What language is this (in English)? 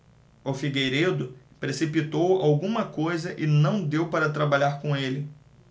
Portuguese